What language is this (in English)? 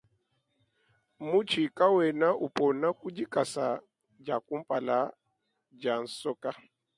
Luba-Lulua